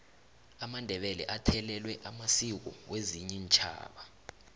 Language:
South Ndebele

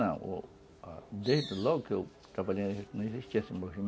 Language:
Portuguese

